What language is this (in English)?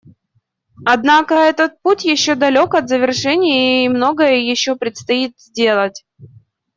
Russian